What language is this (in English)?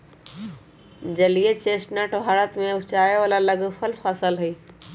Magahi